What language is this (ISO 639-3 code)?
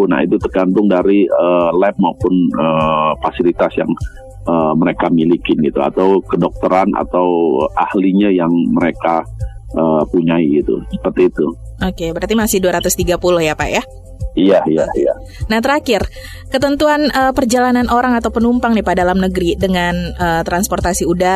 ind